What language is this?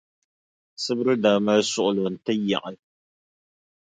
Dagbani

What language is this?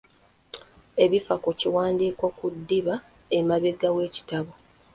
Ganda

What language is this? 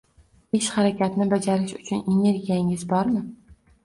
Uzbek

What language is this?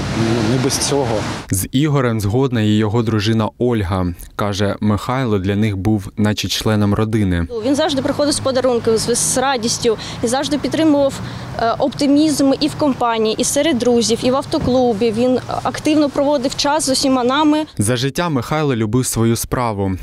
Ukrainian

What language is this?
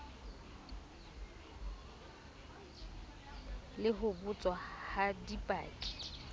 Southern Sotho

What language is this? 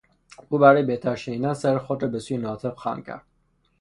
Persian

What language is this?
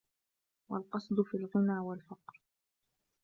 Arabic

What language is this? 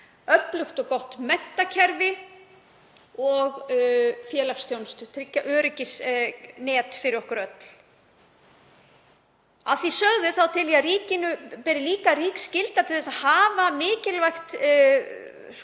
Icelandic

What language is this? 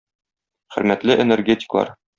Tatar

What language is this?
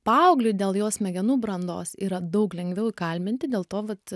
Lithuanian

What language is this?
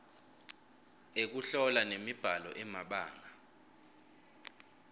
Swati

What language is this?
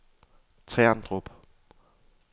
Danish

